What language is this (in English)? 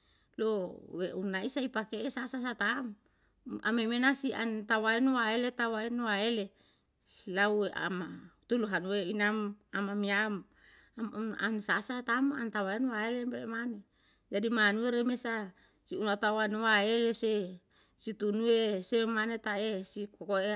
Yalahatan